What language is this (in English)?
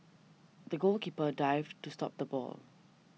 English